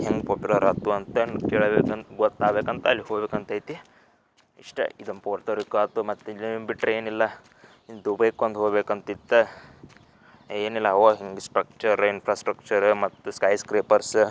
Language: Kannada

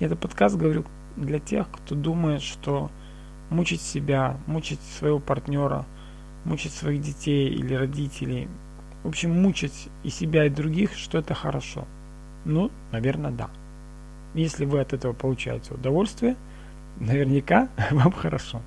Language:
Russian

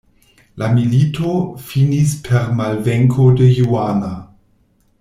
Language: Esperanto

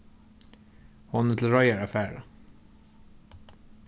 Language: Faroese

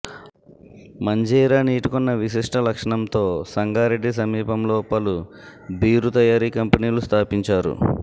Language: Telugu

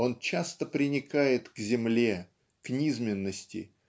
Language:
Russian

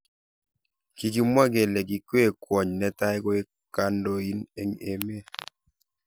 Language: Kalenjin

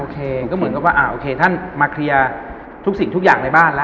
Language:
Thai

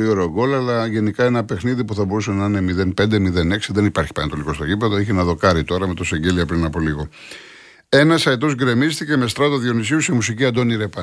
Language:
Greek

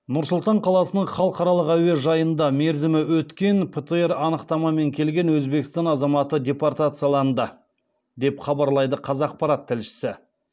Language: Kazakh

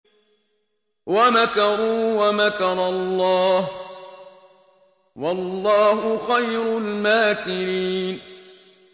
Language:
Arabic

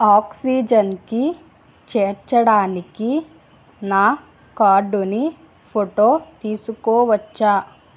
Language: Telugu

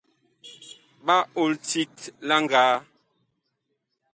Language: Bakoko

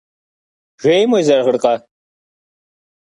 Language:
Kabardian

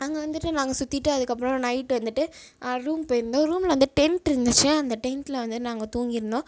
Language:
Tamil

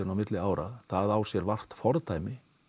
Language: Icelandic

